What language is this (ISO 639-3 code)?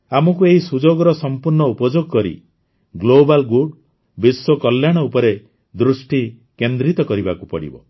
ori